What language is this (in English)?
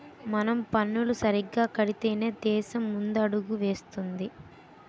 Telugu